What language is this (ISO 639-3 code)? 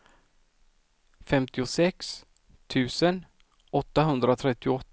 swe